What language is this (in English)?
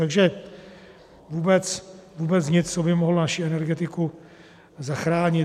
Czech